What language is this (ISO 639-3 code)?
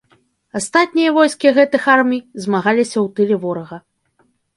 bel